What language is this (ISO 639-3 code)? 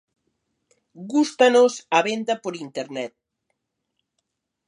glg